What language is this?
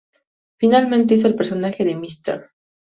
Spanish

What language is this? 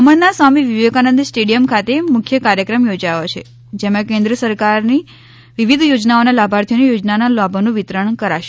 Gujarati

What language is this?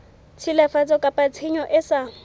Southern Sotho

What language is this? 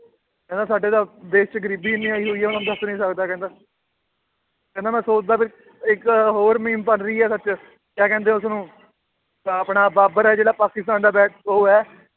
Punjabi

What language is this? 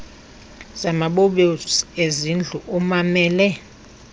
Xhosa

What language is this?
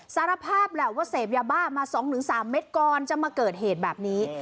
Thai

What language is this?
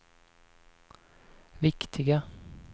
Swedish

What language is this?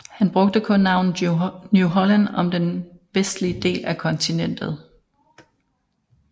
Danish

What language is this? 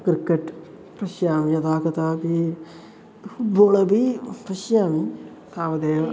Sanskrit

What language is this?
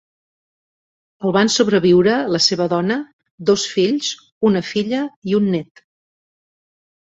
Catalan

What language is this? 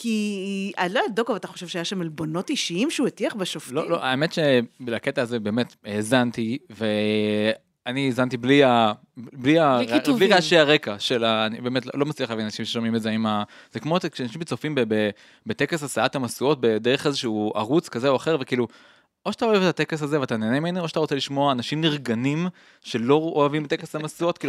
Hebrew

